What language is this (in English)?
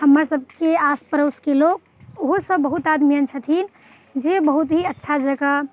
Maithili